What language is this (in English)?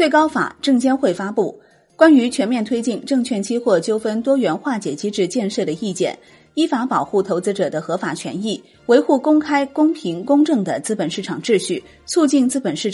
Chinese